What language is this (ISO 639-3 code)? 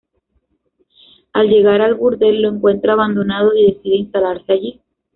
spa